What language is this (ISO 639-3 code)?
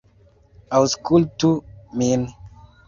epo